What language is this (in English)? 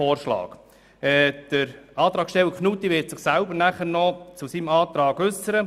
Swiss German